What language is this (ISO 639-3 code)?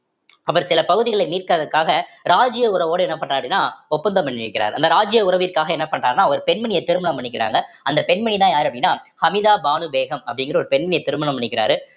tam